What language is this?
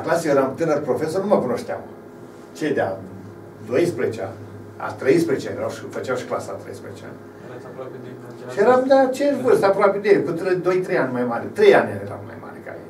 Romanian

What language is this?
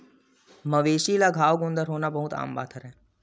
Chhattisgarhi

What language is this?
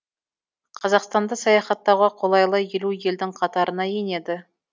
Kazakh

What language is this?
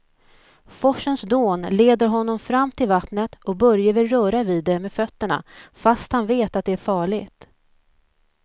Swedish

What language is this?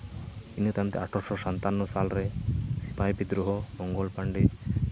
Santali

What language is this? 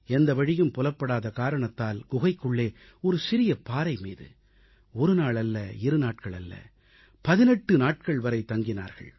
Tamil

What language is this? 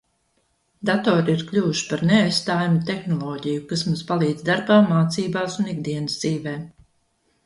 Latvian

